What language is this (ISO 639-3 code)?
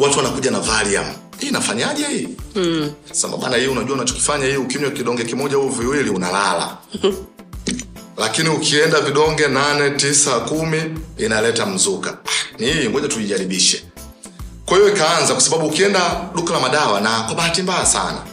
swa